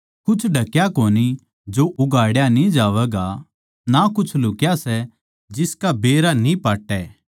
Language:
Haryanvi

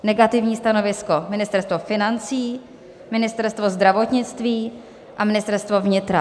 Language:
Czech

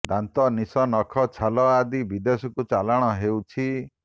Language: Odia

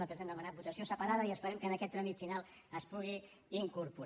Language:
Catalan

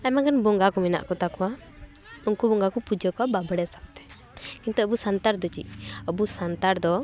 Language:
Santali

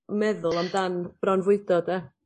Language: Welsh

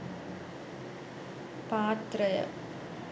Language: Sinhala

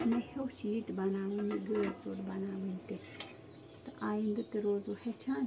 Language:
Kashmiri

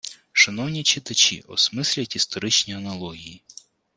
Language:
Ukrainian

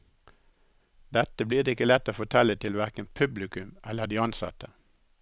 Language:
Norwegian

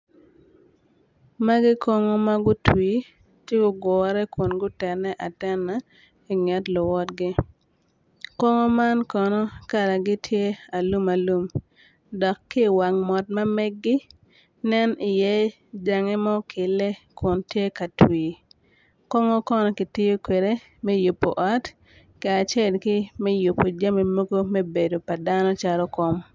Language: Acoli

